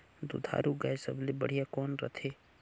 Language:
Chhattisgarhi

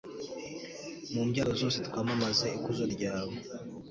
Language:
Kinyarwanda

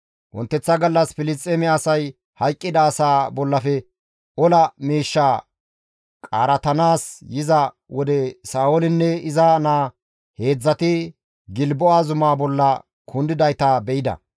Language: Gamo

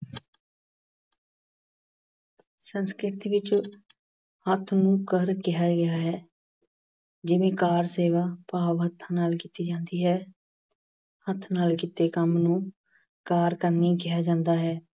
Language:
Punjabi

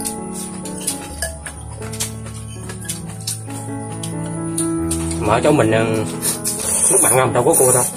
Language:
Vietnamese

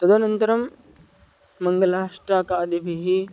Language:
Sanskrit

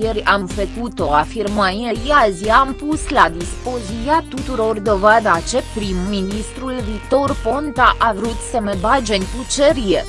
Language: Romanian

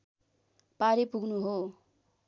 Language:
Nepali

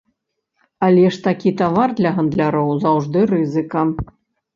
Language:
Belarusian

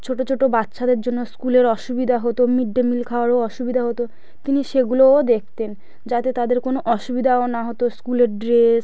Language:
Bangla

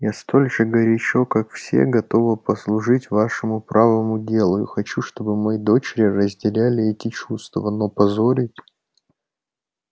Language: Russian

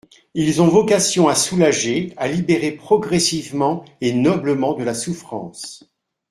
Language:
French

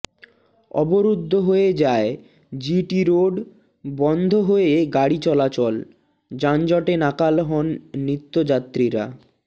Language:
Bangla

